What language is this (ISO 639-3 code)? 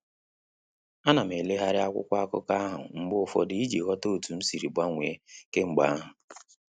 ibo